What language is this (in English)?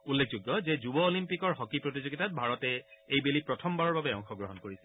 Assamese